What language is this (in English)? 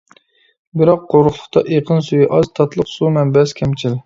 Uyghur